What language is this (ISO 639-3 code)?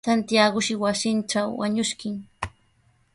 qws